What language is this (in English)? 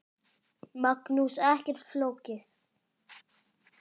Icelandic